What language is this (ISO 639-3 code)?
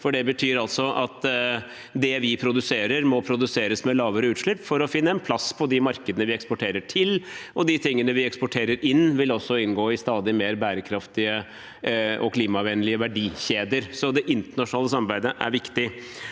nor